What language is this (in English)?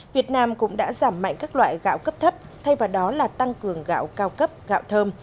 Vietnamese